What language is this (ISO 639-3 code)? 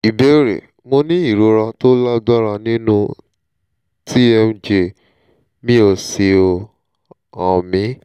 yor